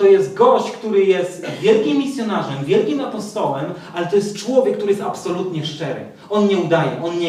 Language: Polish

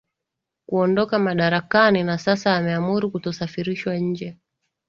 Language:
Swahili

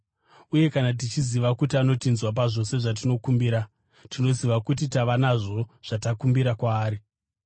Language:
Shona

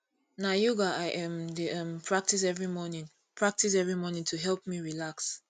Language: Nigerian Pidgin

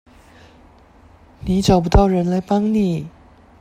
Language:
Chinese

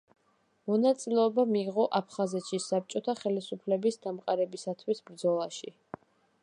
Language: Georgian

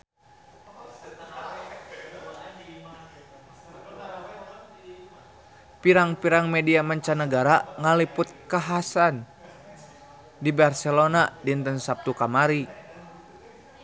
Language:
Sundanese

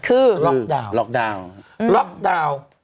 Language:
Thai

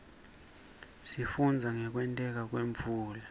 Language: Swati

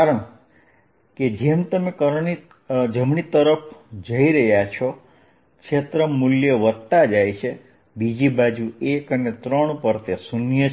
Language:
Gujarati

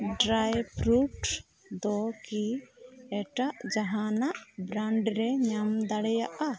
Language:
Santali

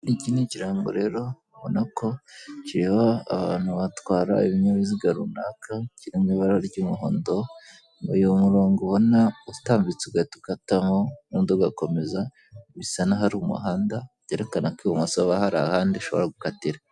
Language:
Kinyarwanda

